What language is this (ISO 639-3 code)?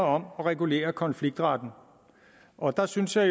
dan